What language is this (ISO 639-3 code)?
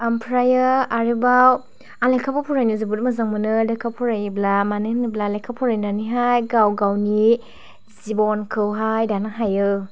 brx